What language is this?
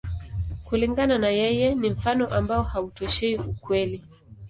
Swahili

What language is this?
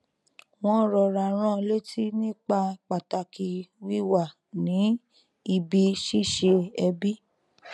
Yoruba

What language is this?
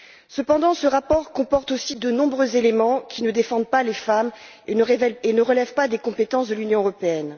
French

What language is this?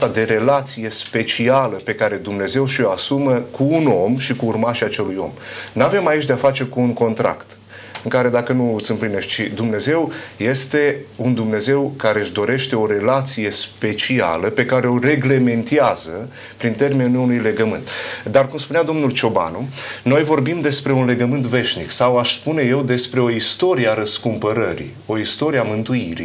Romanian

